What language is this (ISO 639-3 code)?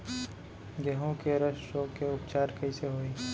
hne